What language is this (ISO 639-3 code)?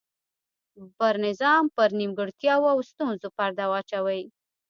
pus